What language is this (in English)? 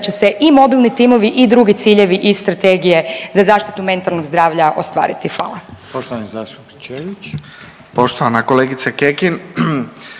Croatian